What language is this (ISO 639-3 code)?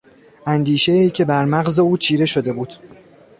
fas